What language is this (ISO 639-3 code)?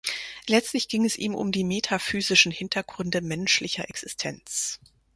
deu